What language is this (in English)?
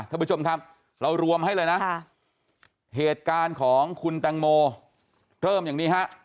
Thai